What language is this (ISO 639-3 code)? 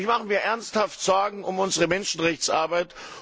deu